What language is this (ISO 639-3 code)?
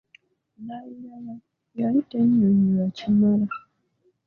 lug